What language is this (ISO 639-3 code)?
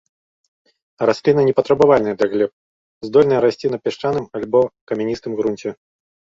bel